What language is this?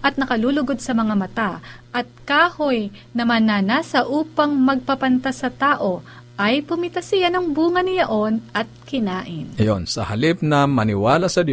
Filipino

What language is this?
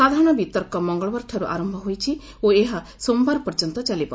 Odia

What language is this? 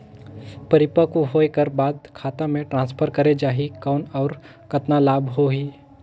Chhattisgarhi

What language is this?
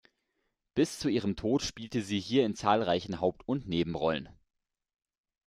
German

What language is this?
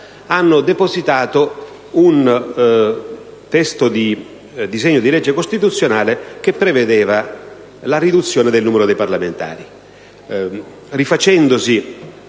Italian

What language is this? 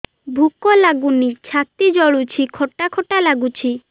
Odia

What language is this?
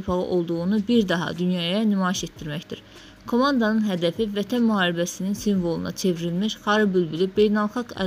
Turkish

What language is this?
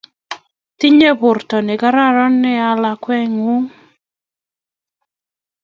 Kalenjin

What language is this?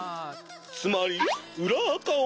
Japanese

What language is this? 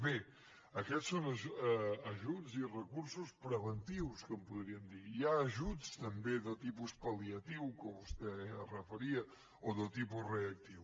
Catalan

